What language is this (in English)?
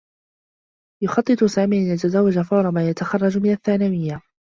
Arabic